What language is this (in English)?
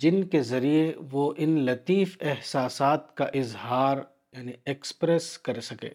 Urdu